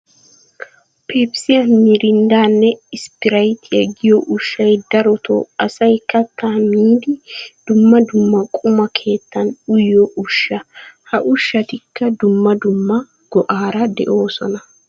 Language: Wolaytta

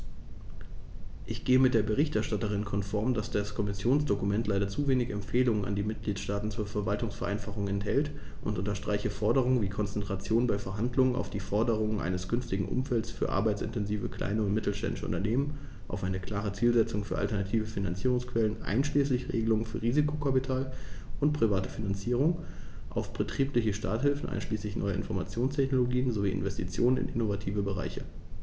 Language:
German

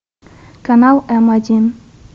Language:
Russian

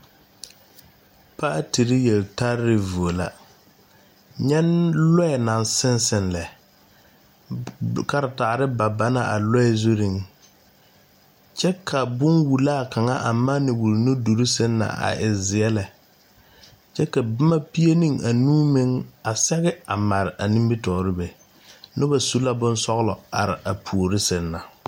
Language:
Southern Dagaare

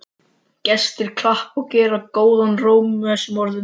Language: Icelandic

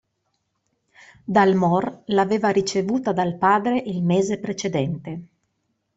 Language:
Italian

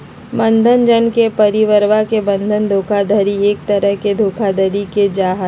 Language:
Magahi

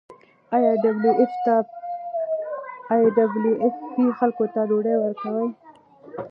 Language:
Pashto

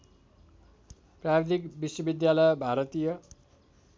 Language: Nepali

